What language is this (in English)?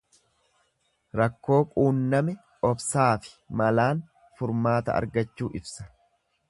Oromo